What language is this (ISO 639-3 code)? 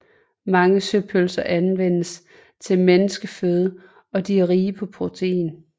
dan